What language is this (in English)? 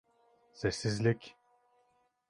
Turkish